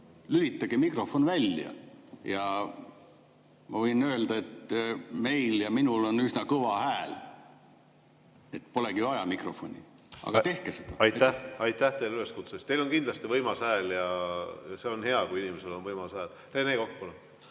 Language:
Estonian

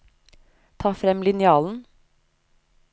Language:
Norwegian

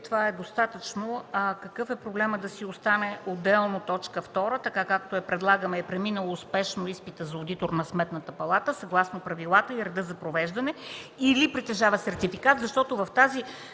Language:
Bulgarian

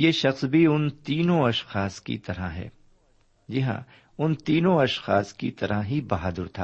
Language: Urdu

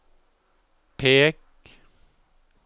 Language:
Norwegian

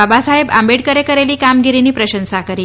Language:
Gujarati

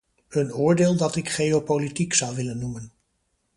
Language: Dutch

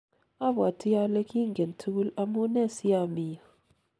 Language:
Kalenjin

